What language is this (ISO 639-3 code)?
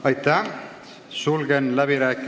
est